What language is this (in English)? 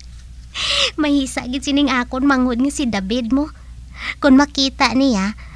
Filipino